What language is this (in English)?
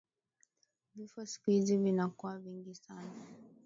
Swahili